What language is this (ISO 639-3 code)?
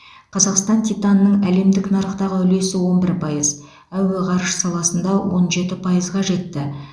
kaz